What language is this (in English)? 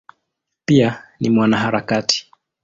Swahili